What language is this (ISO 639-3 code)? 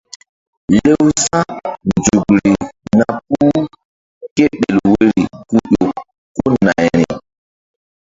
mdd